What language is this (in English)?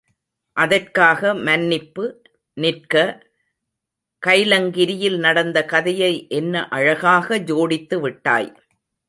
Tamil